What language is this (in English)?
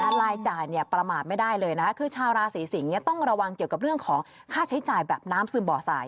Thai